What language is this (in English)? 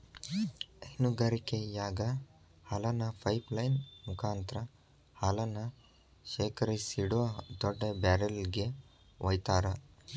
Kannada